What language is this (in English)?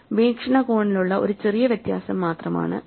Malayalam